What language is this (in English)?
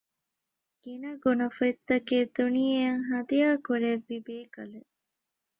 Divehi